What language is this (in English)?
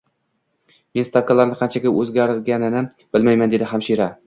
Uzbek